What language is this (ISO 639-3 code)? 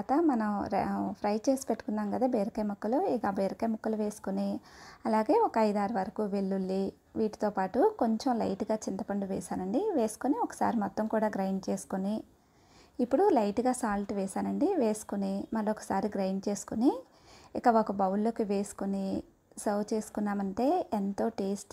tel